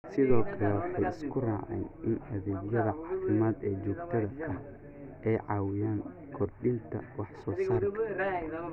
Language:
Somali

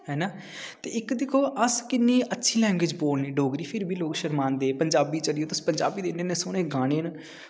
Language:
Dogri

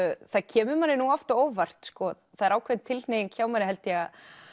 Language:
Icelandic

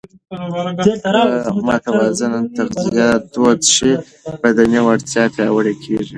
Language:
Pashto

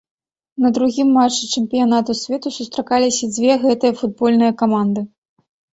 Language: Belarusian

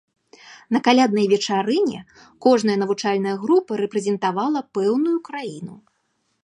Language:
Belarusian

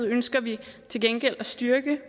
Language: Danish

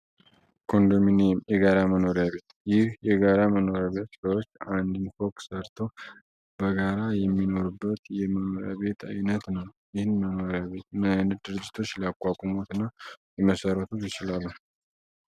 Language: Amharic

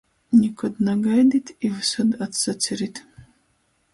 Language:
Latgalian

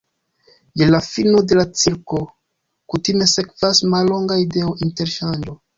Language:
Esperanto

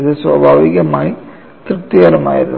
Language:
Malayalam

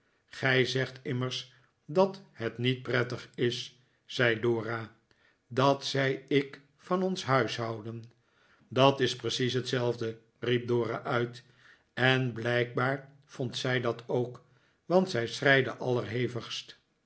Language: Dutch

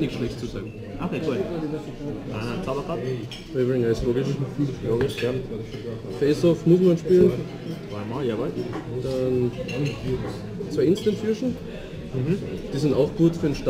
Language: German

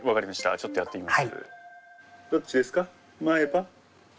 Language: Japanese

